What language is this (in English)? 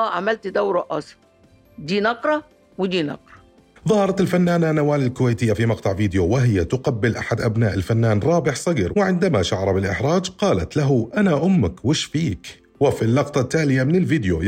Arabic